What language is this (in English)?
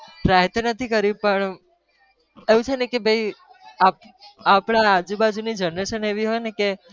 Gujarati